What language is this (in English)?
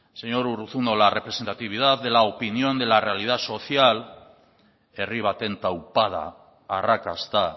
Spanish